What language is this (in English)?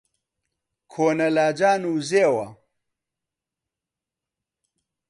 Central Kurdish